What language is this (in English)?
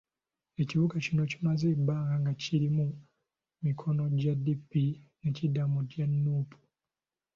Ganda